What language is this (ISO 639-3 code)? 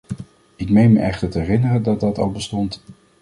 nld